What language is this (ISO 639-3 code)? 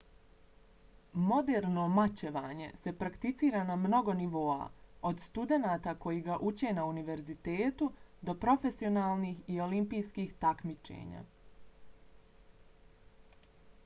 bos